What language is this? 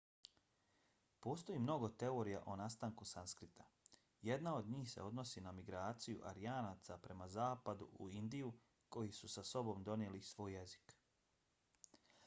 Bosnian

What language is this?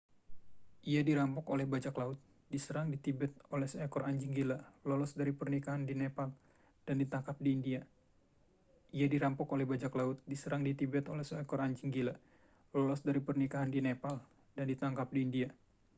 Indonesian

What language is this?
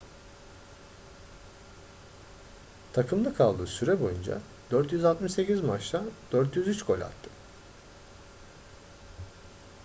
Turkish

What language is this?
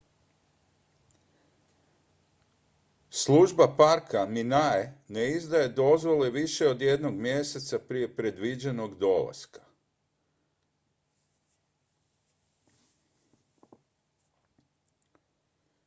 Croatian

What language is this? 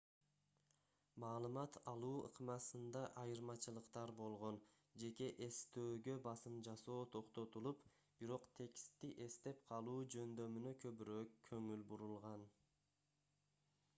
Kyrgyz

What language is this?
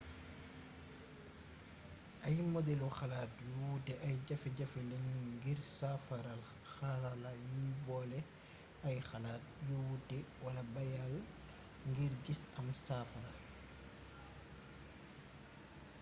Wolof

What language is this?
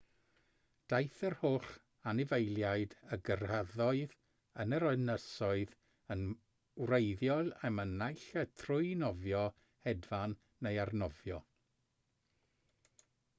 Welsh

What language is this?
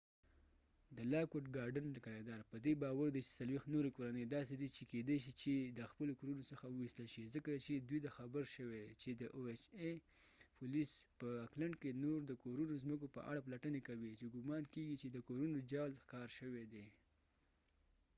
Pashto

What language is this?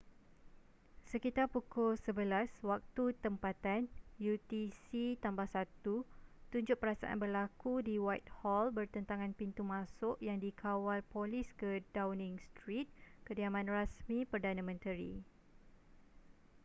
Malay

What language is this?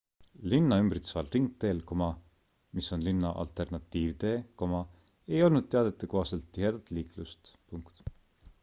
Estonian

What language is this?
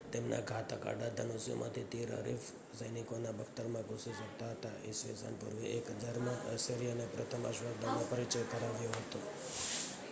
Gujarati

